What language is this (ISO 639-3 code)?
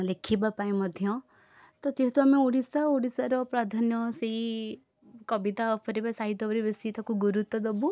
ori